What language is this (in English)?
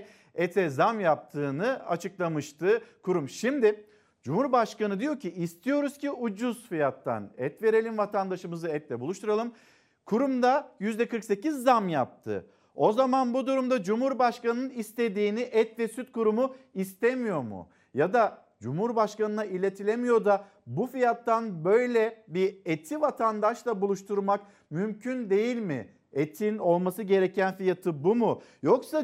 Turkish